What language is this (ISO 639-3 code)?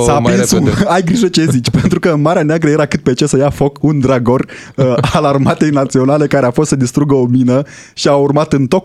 ron